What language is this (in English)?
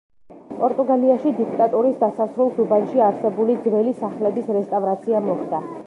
Georgian